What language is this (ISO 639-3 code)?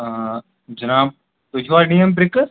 kas